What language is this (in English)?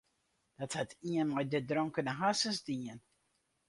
Western Frisian